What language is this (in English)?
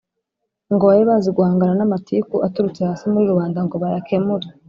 Kinyarwanda